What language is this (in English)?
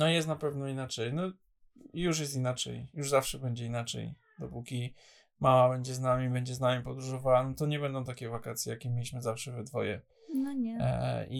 Polish